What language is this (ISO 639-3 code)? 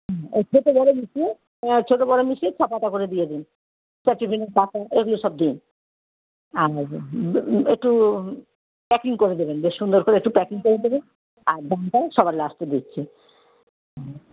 ben